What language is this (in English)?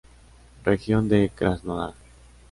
Spanish